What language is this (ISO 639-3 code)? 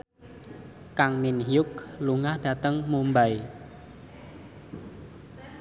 jav